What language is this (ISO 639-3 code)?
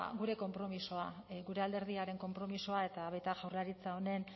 eus